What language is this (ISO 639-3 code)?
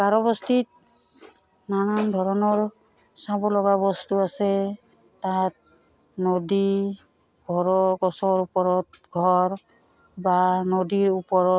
asm